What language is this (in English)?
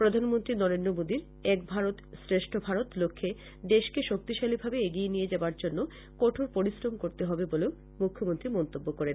Bangla